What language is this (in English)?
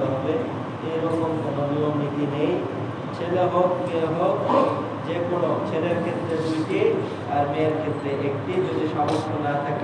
Bangla